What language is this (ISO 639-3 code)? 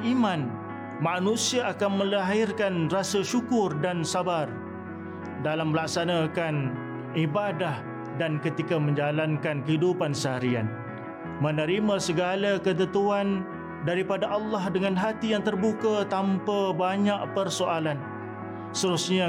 msa